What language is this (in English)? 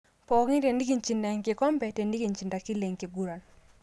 Masai